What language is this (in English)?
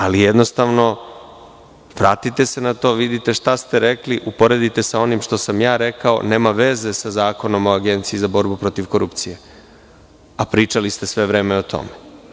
Serbian